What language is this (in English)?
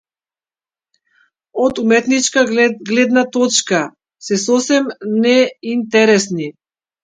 Macedonian